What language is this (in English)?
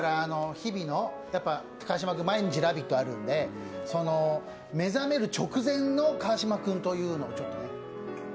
Japanese